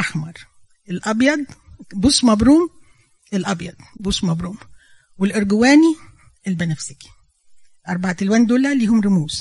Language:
Arabic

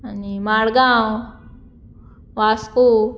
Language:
Konkani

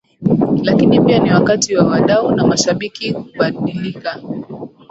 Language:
Swahili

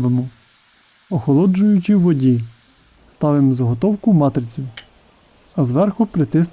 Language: Ukrainian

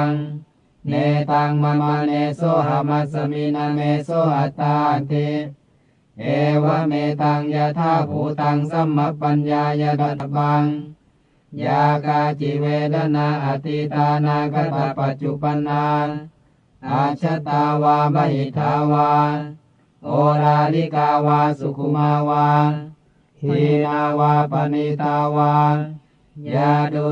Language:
Thai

